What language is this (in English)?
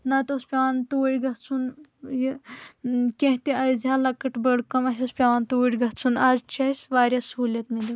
Kashmiri